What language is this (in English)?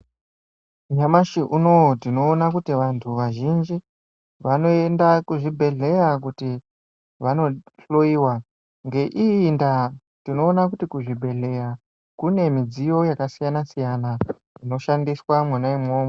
Ndau